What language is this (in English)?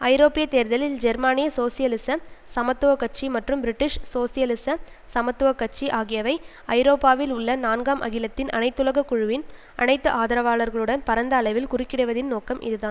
Tamil